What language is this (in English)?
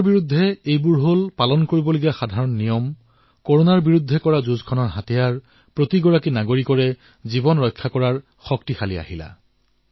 Assamese